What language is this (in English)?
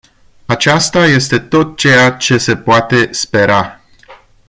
Romanian